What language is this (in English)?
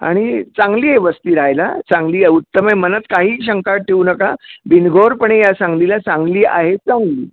Marathi